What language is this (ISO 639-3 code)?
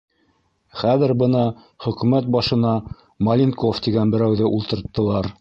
bak